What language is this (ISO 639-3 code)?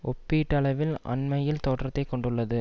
tam